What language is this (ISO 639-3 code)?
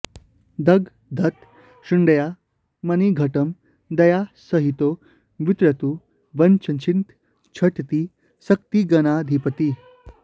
san